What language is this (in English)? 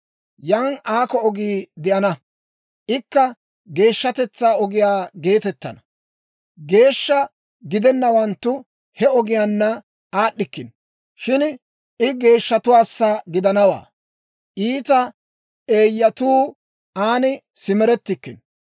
Dawro